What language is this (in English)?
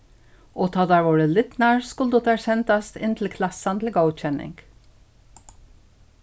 Faroese